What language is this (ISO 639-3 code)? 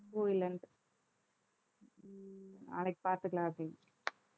tam